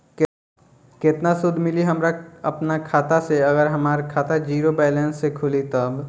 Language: Bhojpuri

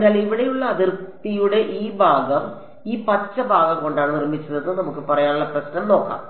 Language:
Malayalam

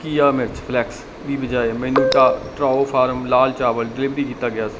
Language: Punjabi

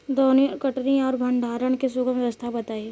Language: Bhojpuri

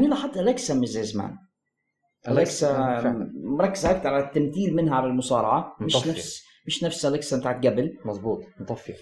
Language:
Arabic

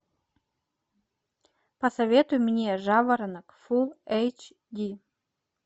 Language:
Russian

